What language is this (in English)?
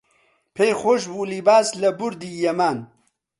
Central Kurdish